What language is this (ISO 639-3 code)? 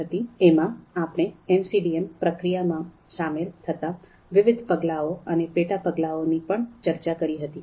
guj